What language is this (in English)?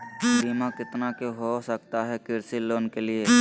Magahi